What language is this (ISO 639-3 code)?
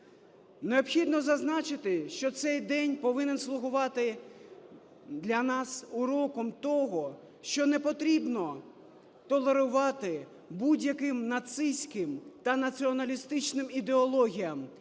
ukr